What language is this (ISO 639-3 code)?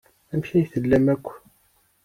kab